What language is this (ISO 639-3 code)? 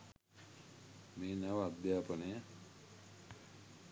sin